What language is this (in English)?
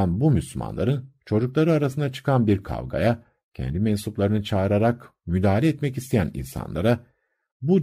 Turkish